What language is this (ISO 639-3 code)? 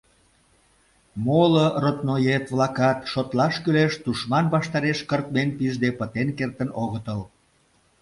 chm